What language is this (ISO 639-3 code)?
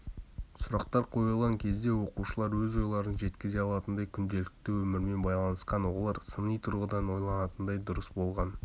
kaz